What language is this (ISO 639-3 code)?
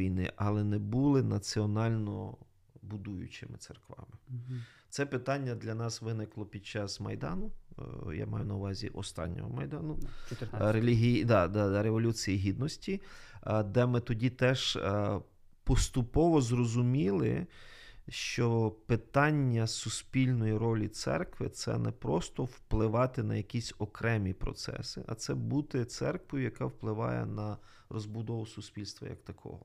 ukr